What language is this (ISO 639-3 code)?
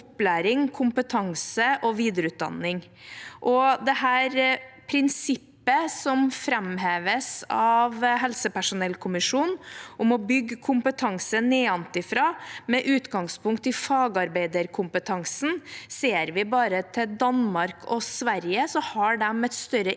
nor